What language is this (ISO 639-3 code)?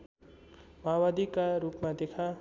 nep